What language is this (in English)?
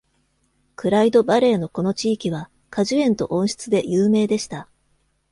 Japanese